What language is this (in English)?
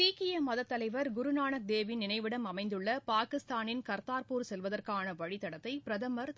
Tamil